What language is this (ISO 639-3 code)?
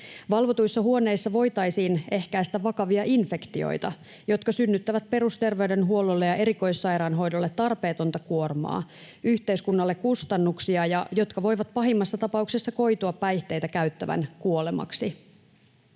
fin